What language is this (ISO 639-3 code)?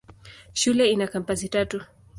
swa